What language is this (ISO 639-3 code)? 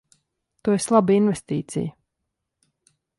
lav